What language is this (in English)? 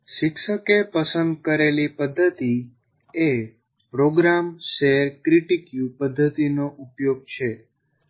Gujarati